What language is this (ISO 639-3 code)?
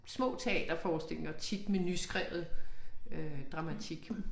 dan